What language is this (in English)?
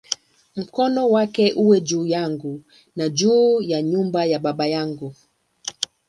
Swahili